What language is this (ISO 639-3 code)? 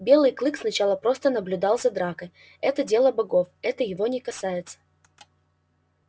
rus